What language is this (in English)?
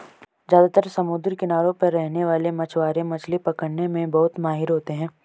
Hindi